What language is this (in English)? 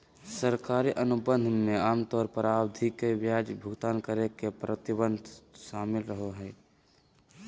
Magahi